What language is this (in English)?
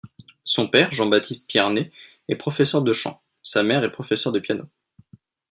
French